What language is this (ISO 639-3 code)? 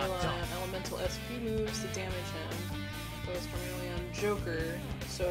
eng